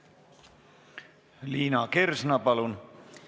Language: Estonian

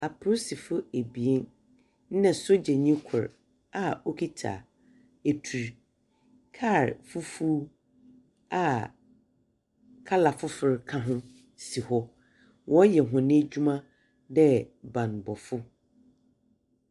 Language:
Akan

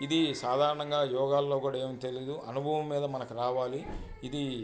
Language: Telugu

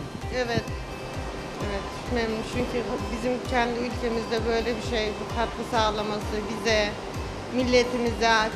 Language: Turkish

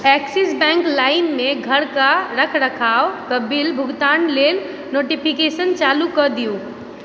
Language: Maithili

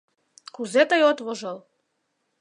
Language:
Mari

